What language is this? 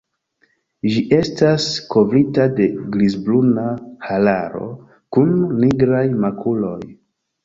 Esperanto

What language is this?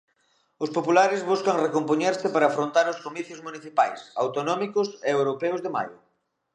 Galician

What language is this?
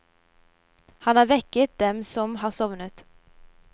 Norwegian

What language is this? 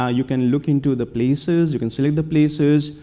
English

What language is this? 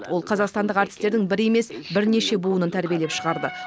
Kazakh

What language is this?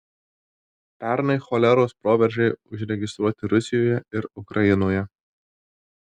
Lithuanian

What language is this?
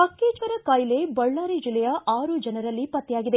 Kannada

